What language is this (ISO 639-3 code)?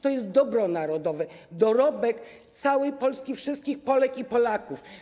pol